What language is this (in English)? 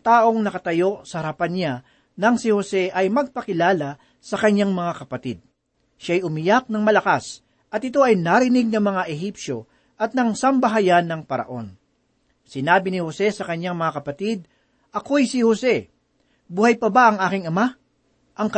Filipino